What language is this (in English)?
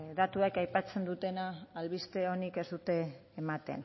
Basque